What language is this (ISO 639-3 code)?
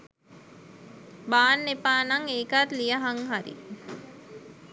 sin